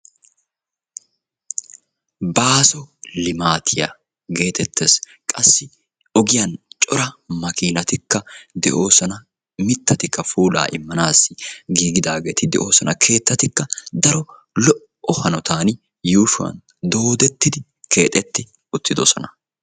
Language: Wolaytta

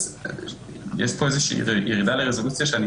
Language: Hebrew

